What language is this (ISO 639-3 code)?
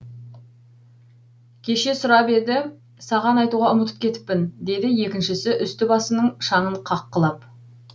kaz